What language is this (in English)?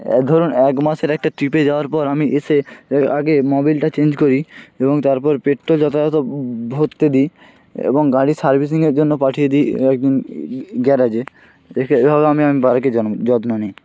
Bangla